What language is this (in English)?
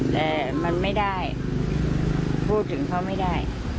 Thai